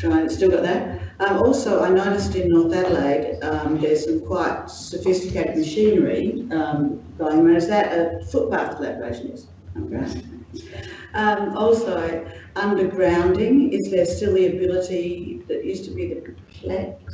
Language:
English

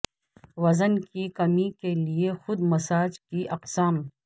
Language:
Urdu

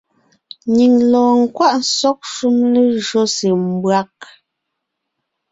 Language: Ngiemboon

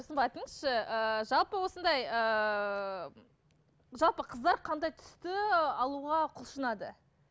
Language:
Kazakh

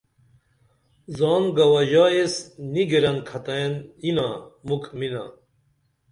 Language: Dameli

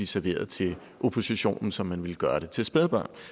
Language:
Danish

